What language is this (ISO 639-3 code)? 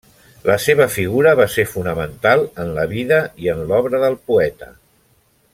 cat